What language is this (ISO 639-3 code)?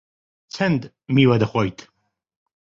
ckb